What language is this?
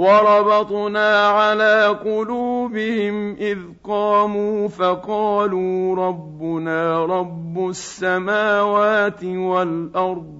Arabic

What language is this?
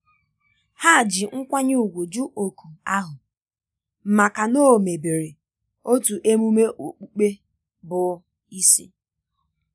Igbo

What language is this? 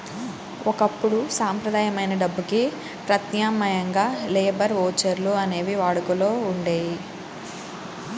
Telugu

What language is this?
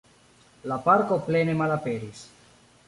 Esperanto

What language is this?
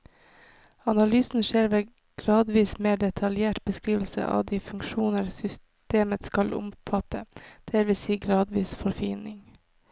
Norwegian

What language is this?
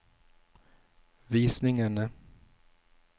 Norwegian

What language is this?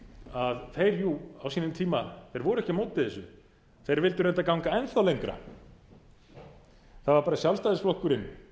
Icelandic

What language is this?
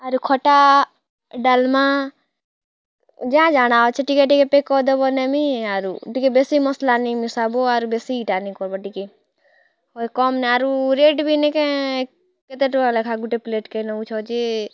Odia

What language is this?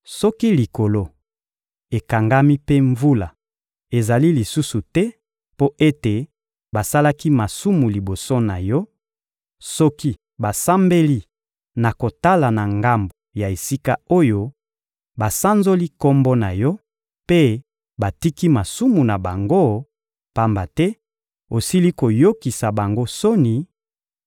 Lingala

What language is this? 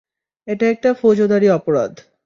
Bangla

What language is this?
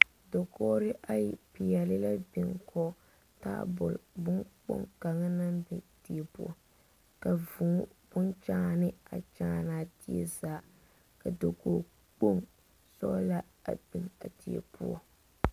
Southern Dagaare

